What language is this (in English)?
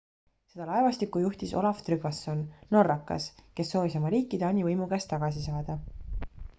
Estonian